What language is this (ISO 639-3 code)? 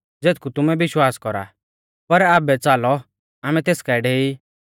bfz